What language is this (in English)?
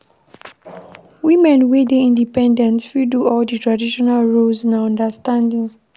Nigerian Pidgin